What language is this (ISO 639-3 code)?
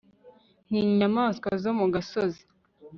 kin